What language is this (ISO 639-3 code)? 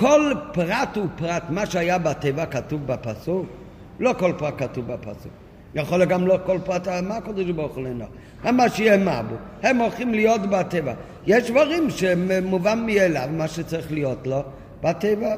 heb